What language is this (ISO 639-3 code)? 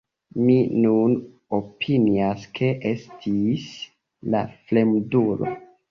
epo